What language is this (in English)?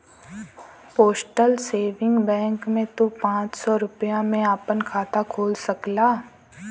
Bhojpuri